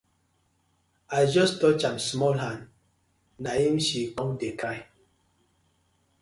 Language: Nigerian Pidgin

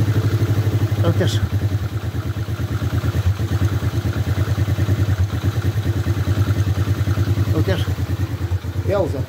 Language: Romanian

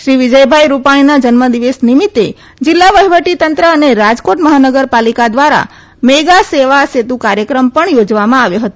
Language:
Gujarati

